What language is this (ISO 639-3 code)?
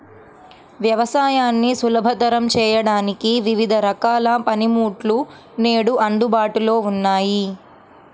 tel